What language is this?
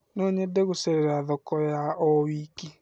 Kikuyu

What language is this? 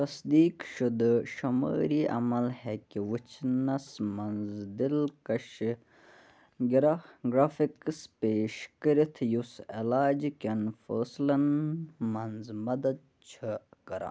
Kashmiri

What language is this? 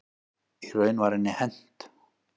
Icelandic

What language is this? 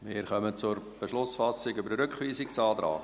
Swiss German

